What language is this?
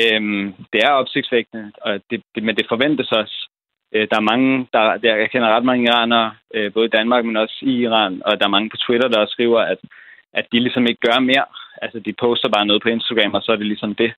Danish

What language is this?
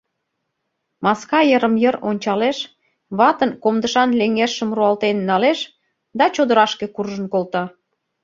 Mari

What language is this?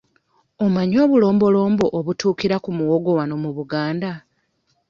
Ganda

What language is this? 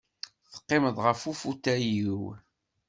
Kabyle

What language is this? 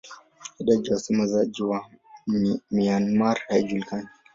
Swahili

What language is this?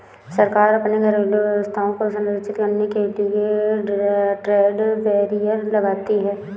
Hindi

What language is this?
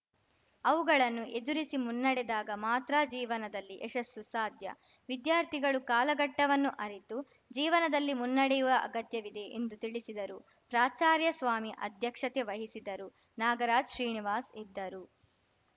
Kannada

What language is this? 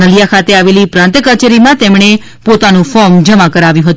Gujarati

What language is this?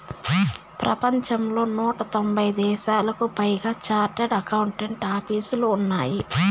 Telugu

